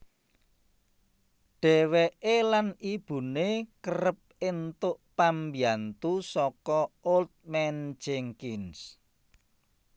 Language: Javanese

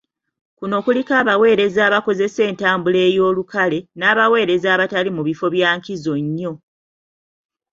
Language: Ganda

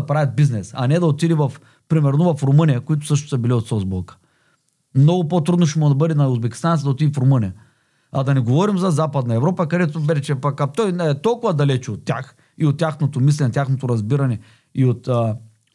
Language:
Bulgarian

